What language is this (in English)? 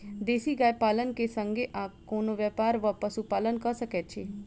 Maithili